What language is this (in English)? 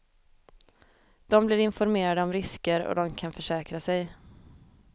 Swedish